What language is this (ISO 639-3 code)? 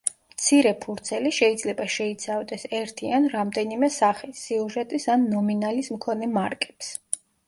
kat